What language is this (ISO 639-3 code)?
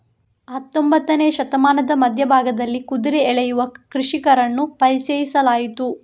kan